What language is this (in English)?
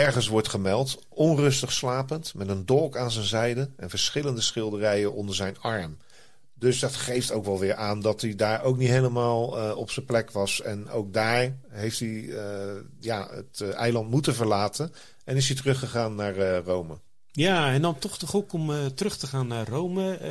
Dutch